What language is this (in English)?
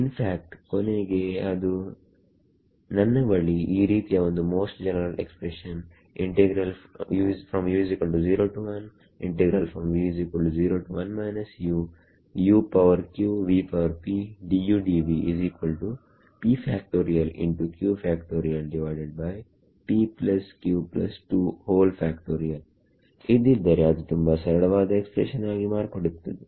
Kannada